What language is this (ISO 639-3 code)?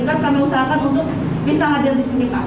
ind